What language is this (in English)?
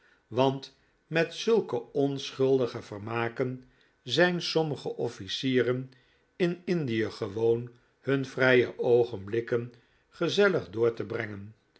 Dutch